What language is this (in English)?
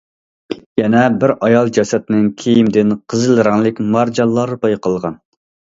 Uyghur